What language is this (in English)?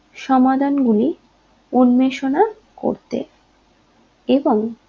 Bangla